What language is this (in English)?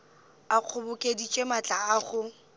Northern Sotho